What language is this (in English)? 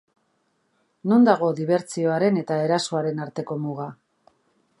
Basque